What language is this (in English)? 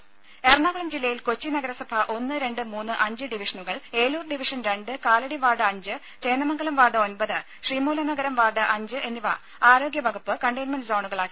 Malayalam